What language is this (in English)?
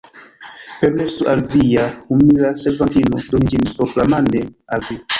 Esperanto